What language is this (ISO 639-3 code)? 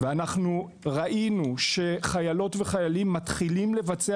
heb